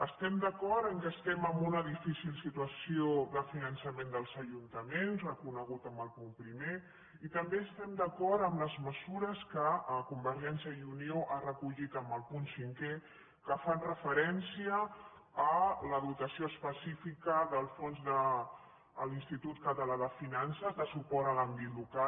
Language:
Catalan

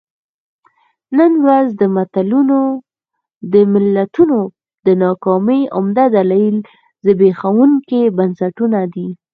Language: Pashto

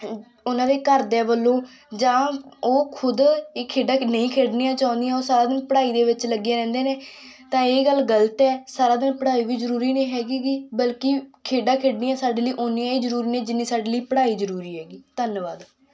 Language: Punjabi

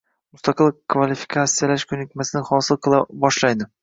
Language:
Uzbek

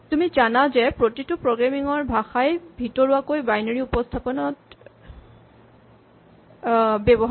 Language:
Assamese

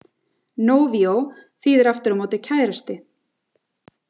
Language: Icelandic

